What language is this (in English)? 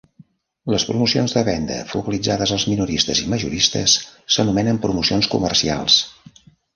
Catalan